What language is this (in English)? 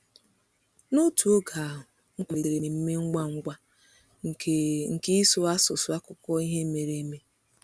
Igbo